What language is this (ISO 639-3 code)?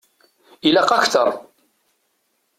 kab